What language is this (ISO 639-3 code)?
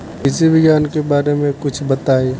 bho